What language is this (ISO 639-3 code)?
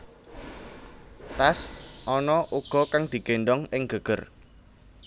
jav